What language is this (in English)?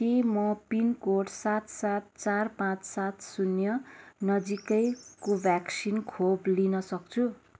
Nepali